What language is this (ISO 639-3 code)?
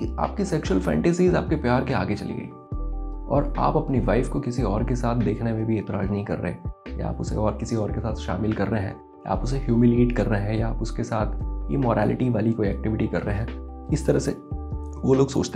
hin